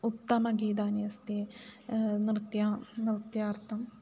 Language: Sanskrit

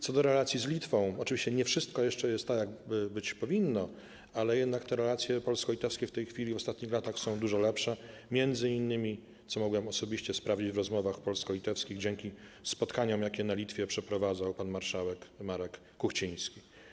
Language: Polish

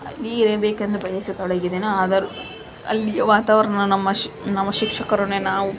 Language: Kannada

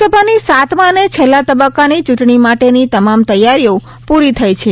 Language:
Gujarati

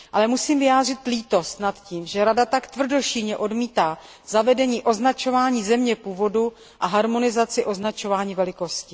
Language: Czech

